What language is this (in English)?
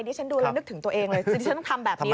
Thai